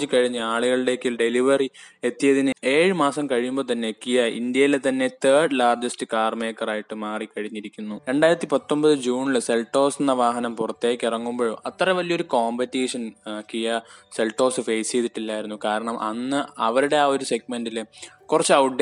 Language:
Malayalam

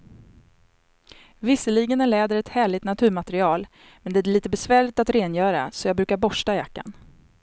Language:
Swedish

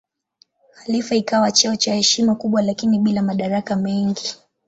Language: Swahili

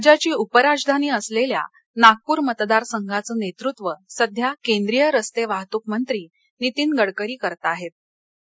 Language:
Marathi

